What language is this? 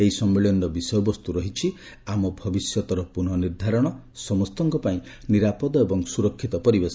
Odia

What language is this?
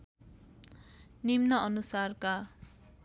Nepali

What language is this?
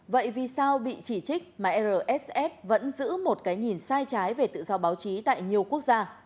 Vietnamese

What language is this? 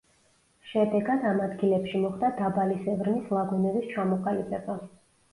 Georgian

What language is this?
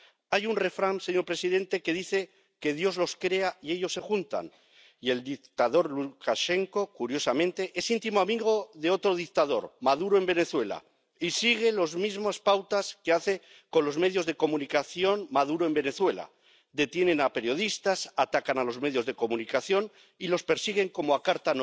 Spanish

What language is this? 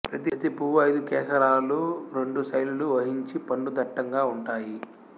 Telugu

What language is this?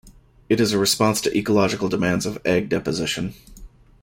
English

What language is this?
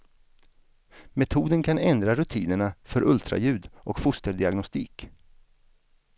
Swedish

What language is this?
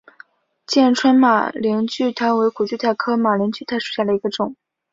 Chinese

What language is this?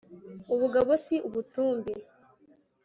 Kinyarwanda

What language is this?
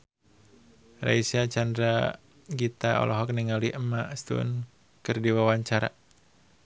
Sundanese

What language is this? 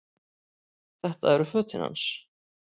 Icelandic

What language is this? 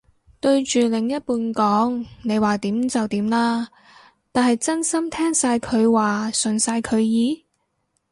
Cantonese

